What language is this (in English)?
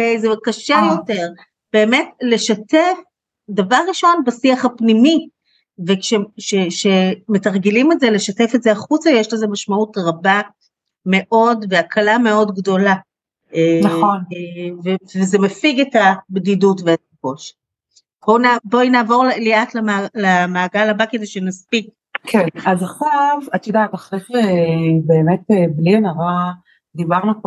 Hebrew